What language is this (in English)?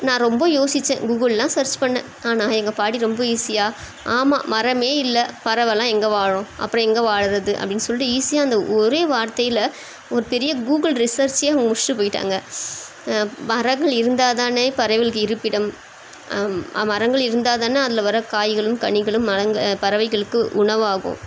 Tamil